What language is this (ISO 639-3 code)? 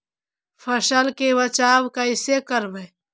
mag